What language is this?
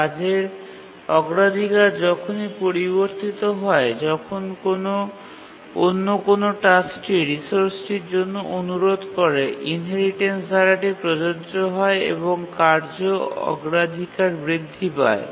Bangla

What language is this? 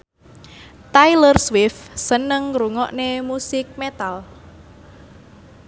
Javanese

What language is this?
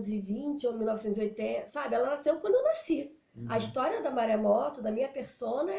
Portuguese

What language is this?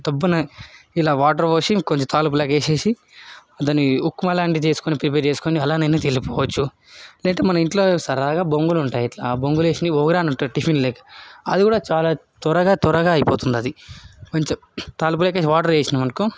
Telugu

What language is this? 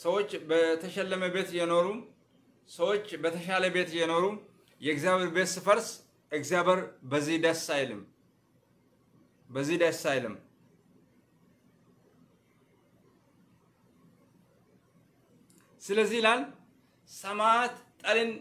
Arabic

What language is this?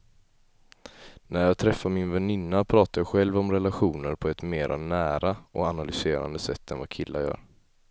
Swedish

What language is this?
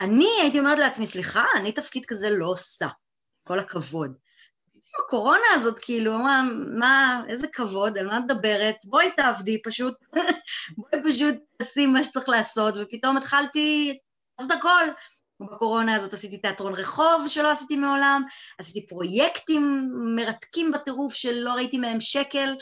Hebrew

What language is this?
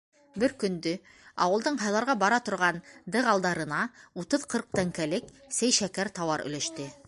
Bashkir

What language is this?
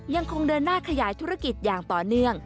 Thai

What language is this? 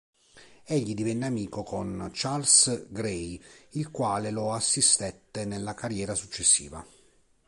Italian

